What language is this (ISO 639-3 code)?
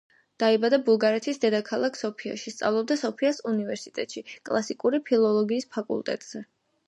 kat